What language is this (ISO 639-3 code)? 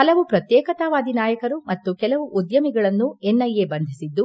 kan